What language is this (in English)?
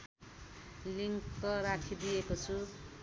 Nepali